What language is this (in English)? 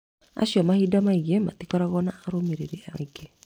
Kikuyu